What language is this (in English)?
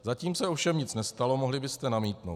Czech